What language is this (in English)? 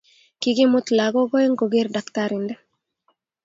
Kalenjin